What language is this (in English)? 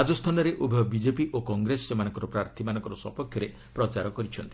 Odia